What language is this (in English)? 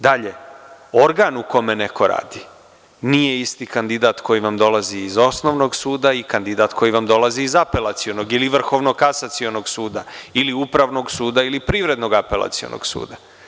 Serbian